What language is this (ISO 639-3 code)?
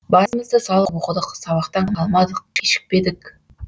kaz